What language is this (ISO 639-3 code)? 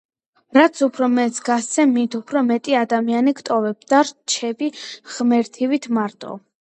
kat